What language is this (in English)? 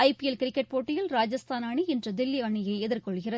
Tamil